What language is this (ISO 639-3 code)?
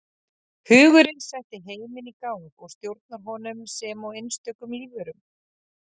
isl